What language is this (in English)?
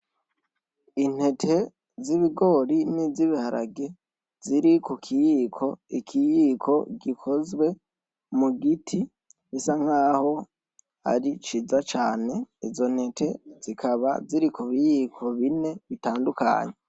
Rundi